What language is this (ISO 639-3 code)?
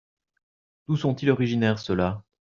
fra